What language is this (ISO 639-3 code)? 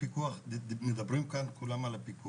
heb